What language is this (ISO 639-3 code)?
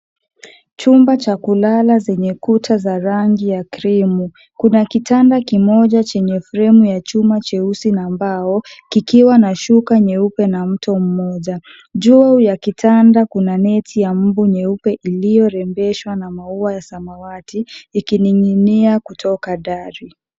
swa